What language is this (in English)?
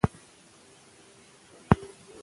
Pashto